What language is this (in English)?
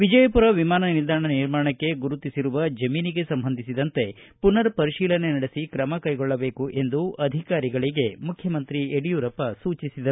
Kannada